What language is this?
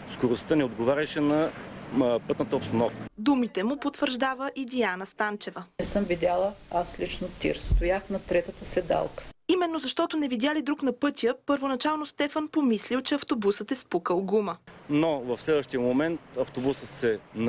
Bulgarian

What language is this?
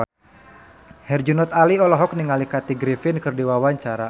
Sundanese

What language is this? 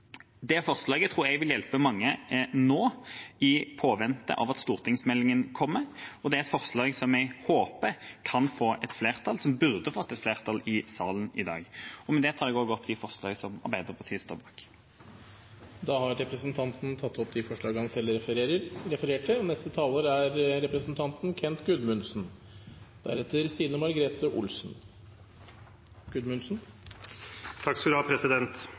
Norwegian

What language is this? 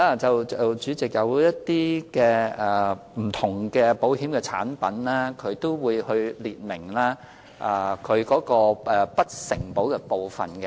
Cantonese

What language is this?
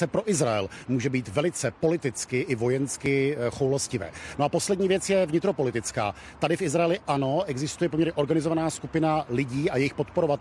Czech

